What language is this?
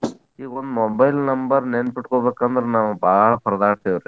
Kannada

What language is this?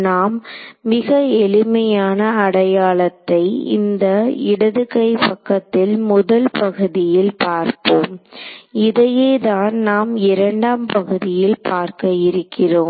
Tamil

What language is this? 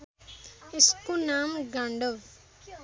Nepali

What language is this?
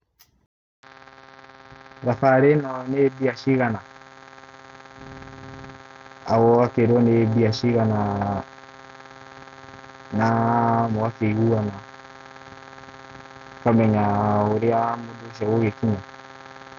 Kikuyu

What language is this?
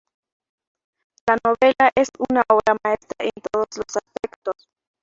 Spanish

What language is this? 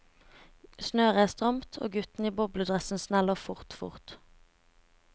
Norwegian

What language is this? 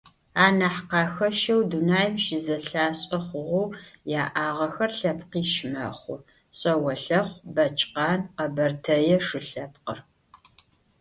Adyghe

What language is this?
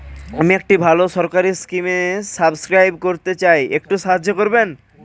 Bangla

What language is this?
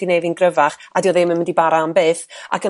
Welsh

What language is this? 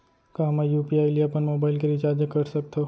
Chhattisgarhi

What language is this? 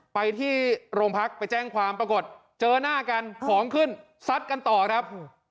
Thai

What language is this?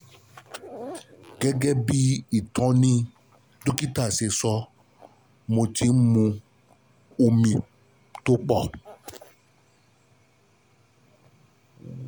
Yoruba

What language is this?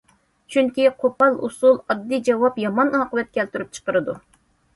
Uyghur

